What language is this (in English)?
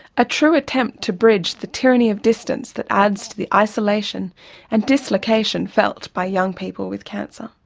English